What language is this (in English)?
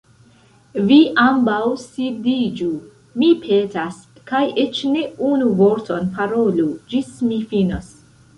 Esperanto